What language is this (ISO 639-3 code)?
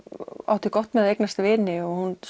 isl